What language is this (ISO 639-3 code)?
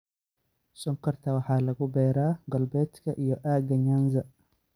som